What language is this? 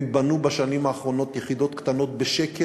Hebrew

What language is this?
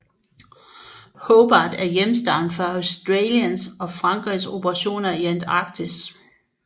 Danish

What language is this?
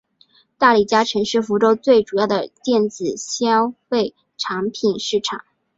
Chinese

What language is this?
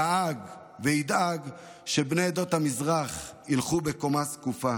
Hebrew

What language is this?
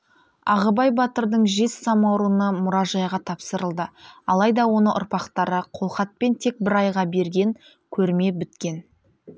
Kazakh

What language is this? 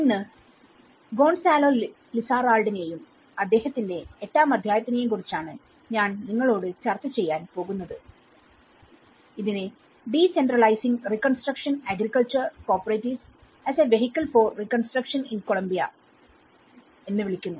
Malayalam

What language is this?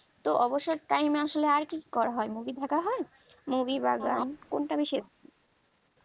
Bangla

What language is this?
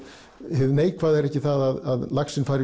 Icelandic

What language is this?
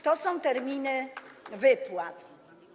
Polish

